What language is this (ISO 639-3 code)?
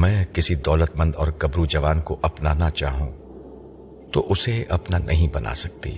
urd